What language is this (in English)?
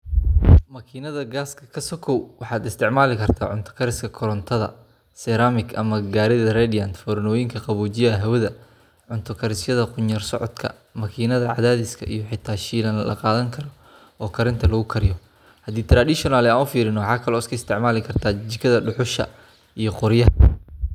Somali